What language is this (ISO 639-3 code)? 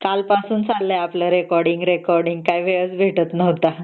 mar